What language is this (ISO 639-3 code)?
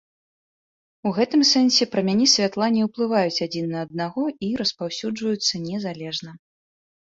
bel